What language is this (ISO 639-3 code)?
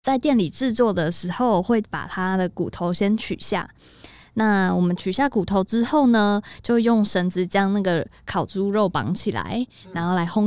zho